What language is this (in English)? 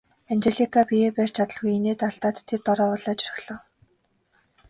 Mongolian